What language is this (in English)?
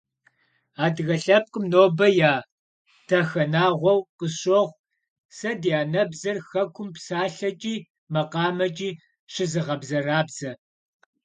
Kabardian